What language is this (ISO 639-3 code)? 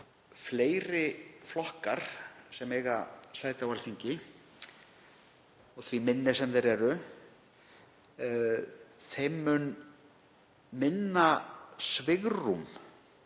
isl